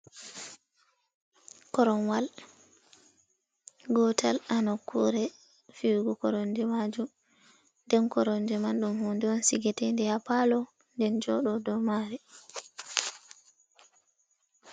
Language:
Fula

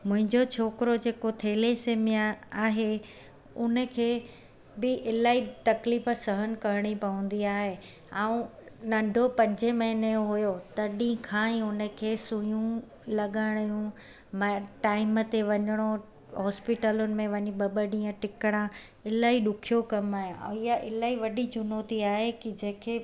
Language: Sindhi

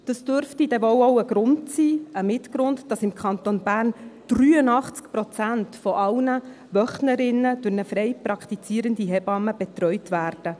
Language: Swiss German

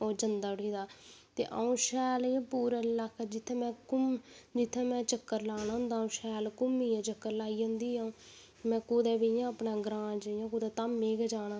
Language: Dogri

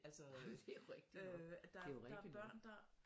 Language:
Danish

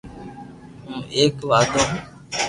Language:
Loarki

